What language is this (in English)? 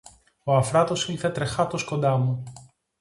Greek